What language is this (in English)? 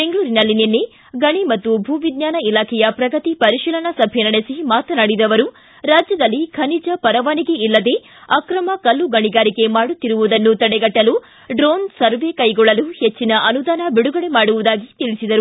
Kannada